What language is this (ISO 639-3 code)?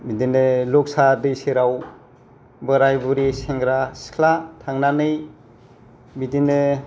brx